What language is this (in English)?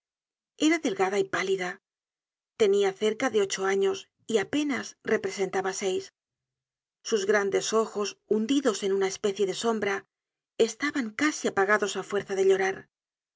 Spanish